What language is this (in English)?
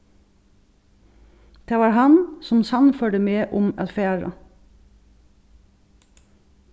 Faroese